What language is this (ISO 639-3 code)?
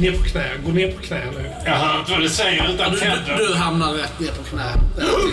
swe